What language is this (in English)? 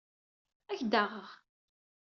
Kabyle